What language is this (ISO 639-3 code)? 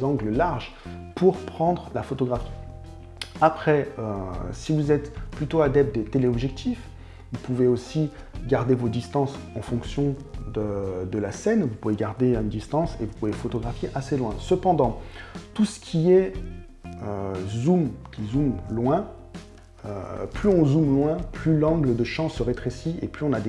fra